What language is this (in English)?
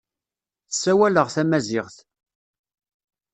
Kabyle